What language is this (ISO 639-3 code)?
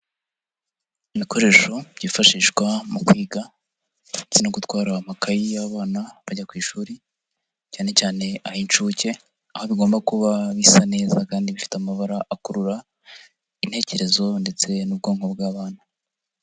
kin